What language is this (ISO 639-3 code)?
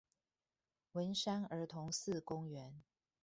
zho